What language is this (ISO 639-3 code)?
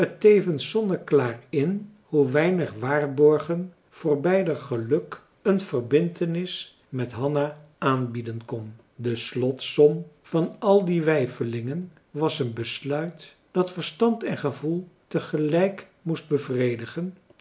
nld